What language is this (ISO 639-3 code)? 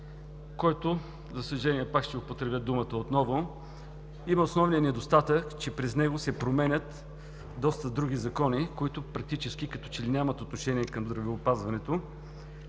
bul